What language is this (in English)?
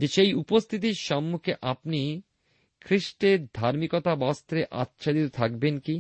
Bangla